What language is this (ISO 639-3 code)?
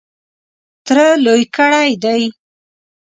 pus